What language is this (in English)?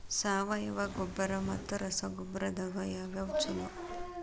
Kannada